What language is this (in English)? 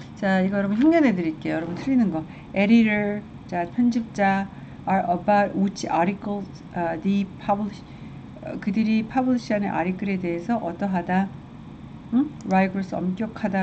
Korean